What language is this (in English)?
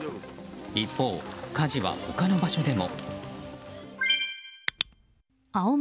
Japanese